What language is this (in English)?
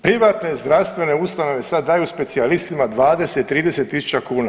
Croatian